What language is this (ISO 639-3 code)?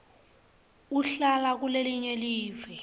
ssw